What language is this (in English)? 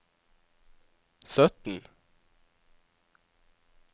Norwegian